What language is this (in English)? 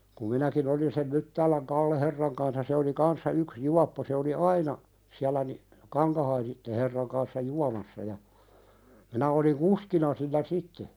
Finnish